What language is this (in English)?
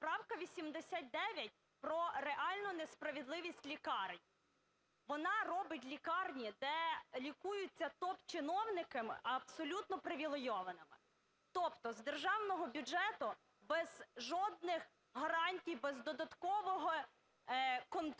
Ukrainian